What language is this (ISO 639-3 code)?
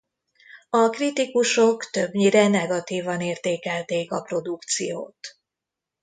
hun